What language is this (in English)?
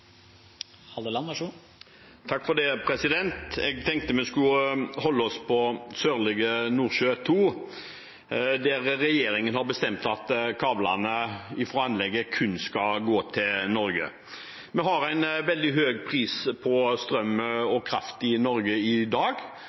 Norwegian